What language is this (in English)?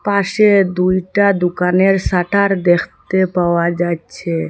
Bangla